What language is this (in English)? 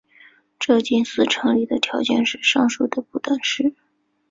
Chinese